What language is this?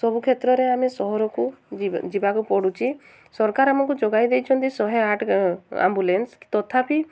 Odia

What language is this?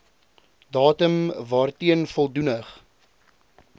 Afrikaans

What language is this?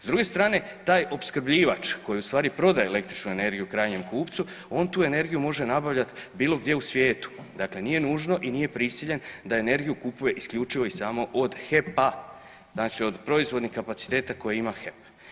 Croatian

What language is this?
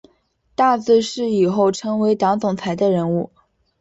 Chinese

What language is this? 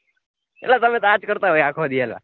Gujarati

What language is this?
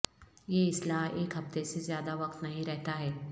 Urdu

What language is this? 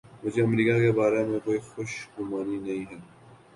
Urdu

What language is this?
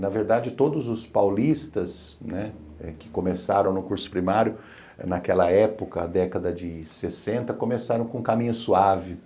Portuguese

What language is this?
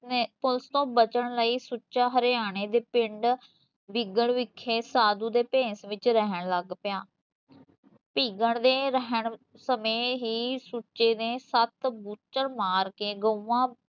Punjabi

